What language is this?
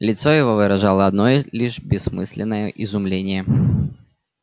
Russian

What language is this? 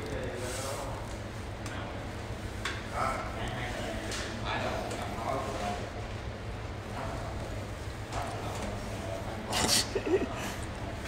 Vietnamese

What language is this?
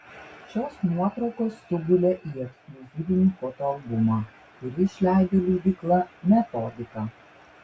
Lithuanian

